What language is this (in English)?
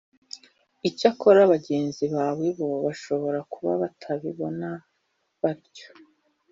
Kinyarwanda